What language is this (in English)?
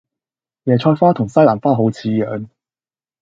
Cantonese